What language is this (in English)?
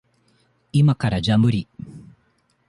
Japanese